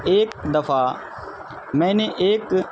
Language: Urdu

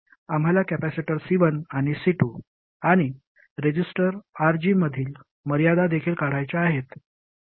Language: Marathi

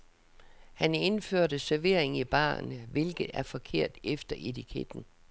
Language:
Danish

